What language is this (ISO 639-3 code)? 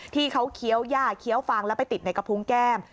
tha